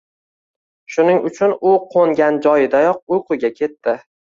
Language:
Uzbek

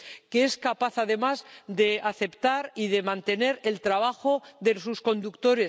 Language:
Spanish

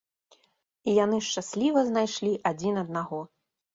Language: Belarusian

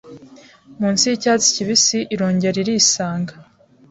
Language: Kinyarwanda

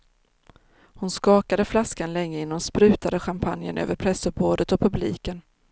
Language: Swedish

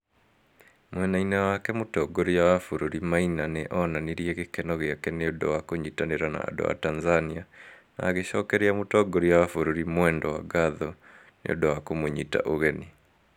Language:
Kikuyu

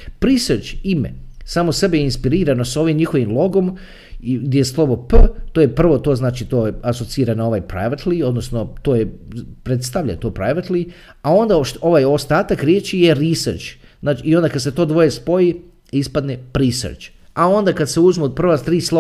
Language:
Croatian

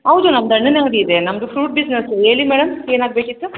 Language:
Kannada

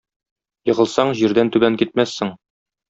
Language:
Tatar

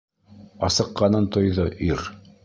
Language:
Bashkir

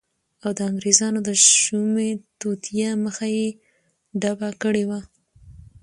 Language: Pashto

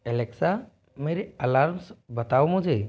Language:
Hindi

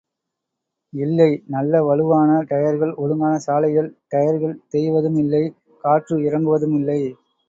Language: Tamil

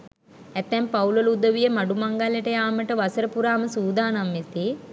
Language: Sinhala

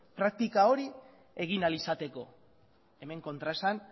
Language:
Basque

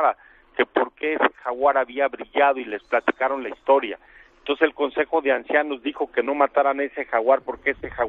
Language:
Spanish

